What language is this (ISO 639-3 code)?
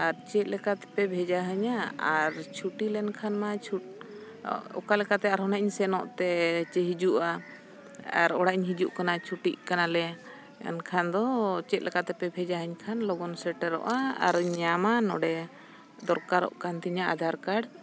sat